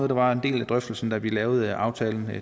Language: Danish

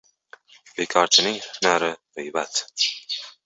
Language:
Uzbek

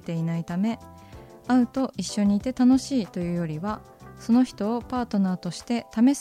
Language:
Japanese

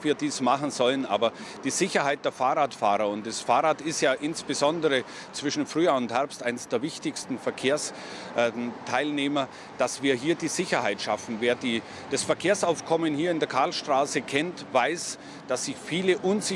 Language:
German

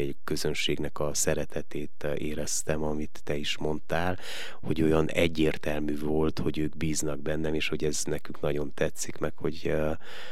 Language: Hungarian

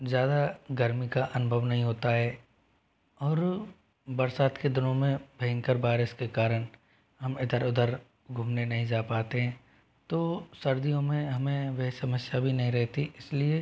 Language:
Hindi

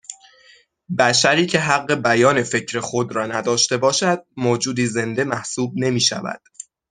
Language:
Persian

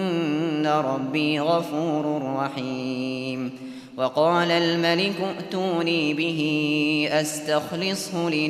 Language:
Arabic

